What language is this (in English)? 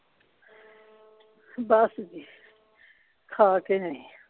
Punjabi